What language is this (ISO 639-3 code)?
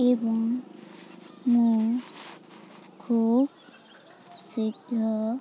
ori